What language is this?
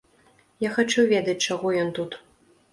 Belarusian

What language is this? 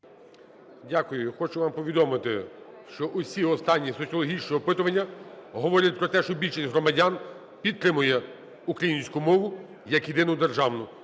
Ukrainian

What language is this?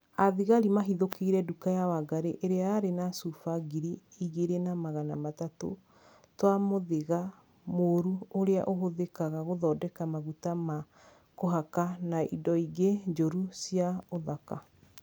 Kikuyu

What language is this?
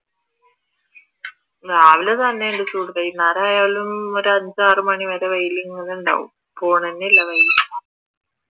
Malayalam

